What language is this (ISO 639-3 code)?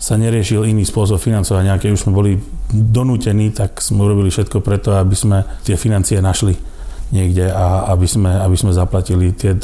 slk